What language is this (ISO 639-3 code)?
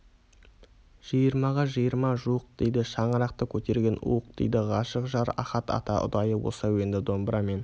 kaz